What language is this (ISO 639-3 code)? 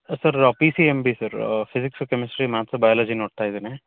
kan